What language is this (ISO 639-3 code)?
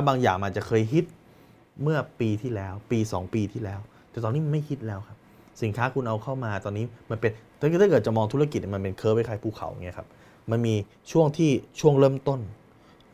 tha